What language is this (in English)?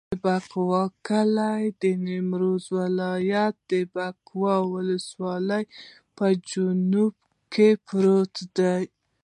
Pashto